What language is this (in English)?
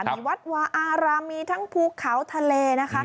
Thai